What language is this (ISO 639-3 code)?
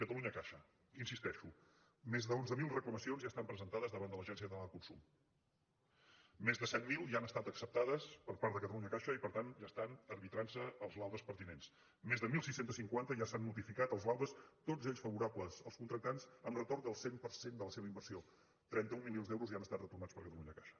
cat